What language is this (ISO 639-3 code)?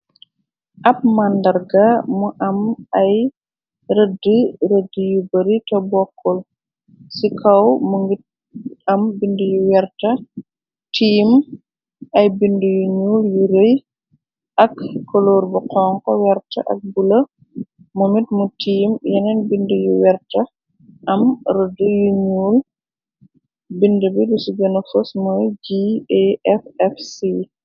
wol